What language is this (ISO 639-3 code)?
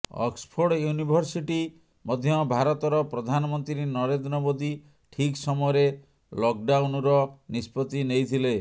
ori